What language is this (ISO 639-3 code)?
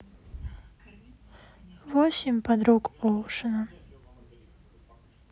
rus